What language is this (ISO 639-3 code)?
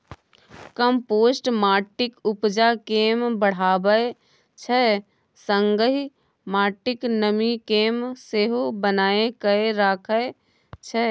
mai